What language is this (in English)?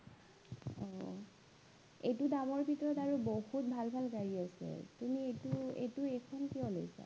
Assamese